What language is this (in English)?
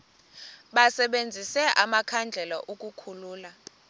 Xhosa